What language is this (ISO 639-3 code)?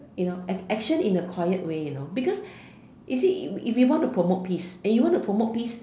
eng